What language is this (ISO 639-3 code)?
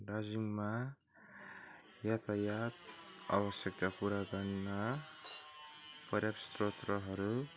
nep